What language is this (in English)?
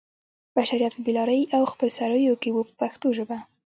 Pashto